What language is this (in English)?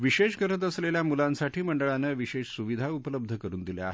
Marathi